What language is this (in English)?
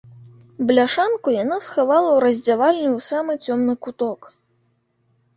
Belarusian